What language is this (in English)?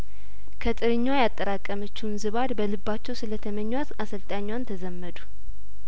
Amharic